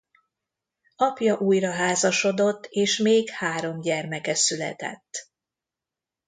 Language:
Hungarian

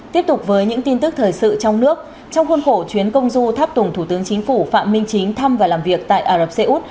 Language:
Vietnamese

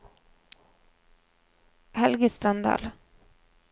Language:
Norwegian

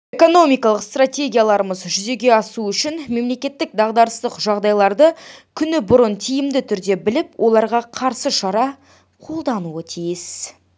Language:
Kazakh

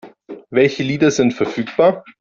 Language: German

